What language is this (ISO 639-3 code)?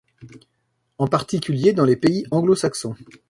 fra